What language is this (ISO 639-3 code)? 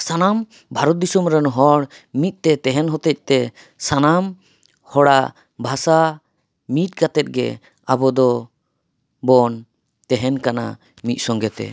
sat